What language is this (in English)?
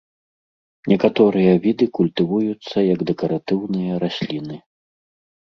Belarusian